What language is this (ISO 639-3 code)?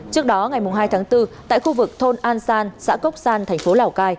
vie